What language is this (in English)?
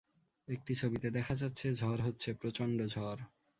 Bangla